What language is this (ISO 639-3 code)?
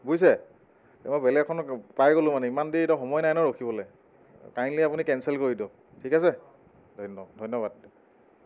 asm